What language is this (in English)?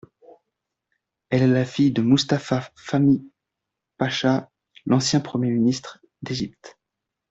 French